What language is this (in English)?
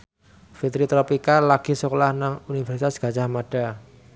Javanese